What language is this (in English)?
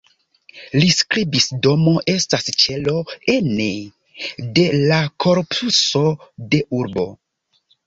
Esperanto